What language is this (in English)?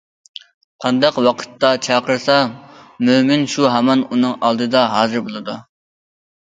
Uyghur